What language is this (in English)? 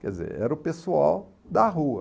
Portuguese